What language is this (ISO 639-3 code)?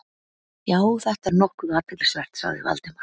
isl